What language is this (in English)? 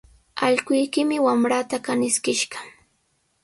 Sihuas Ancash Quechua